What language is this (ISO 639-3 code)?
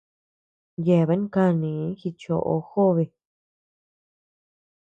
cux